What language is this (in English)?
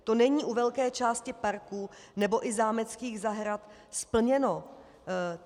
Czech